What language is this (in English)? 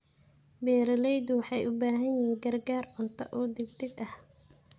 Somali